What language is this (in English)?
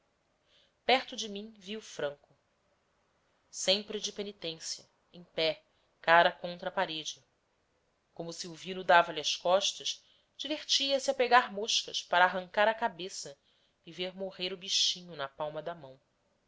Portuguese